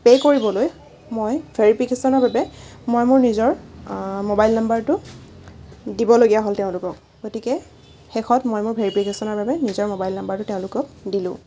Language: Assamese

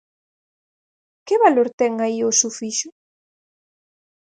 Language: Galician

